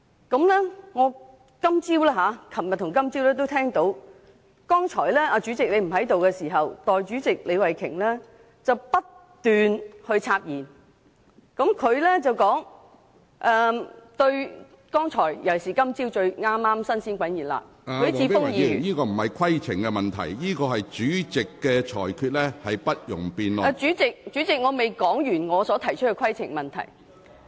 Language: Cantonese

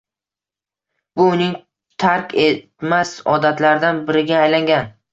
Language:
Uzbek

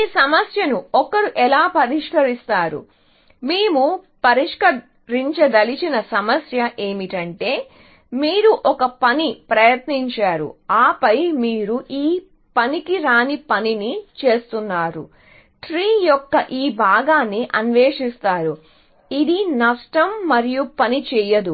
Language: Telugu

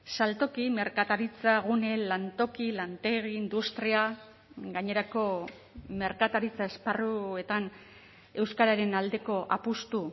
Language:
Basque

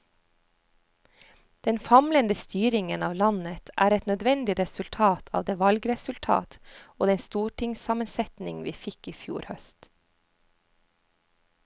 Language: Norwegian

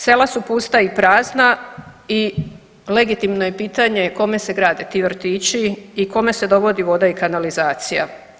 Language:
Croatian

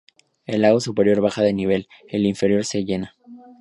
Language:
Spanish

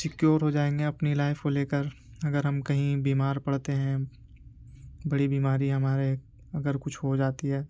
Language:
Urdu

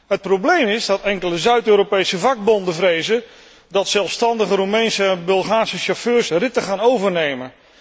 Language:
Dutch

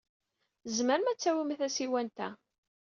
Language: Kabyle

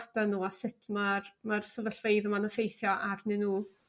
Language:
Welsh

